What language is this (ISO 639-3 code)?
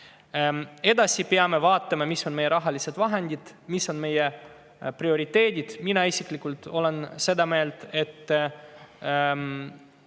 est